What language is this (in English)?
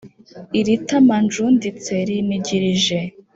Kinyarwanda